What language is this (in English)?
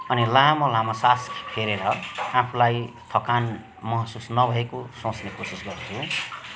Nepali